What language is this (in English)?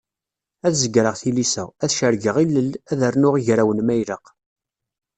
Kabyle